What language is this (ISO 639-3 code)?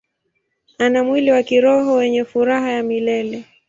swa